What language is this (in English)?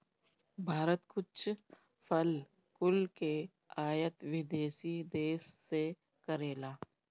Bhojpuri